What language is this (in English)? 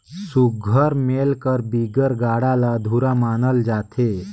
Chhattisgarhi